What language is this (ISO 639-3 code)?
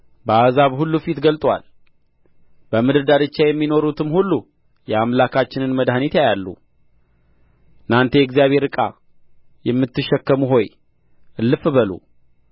amh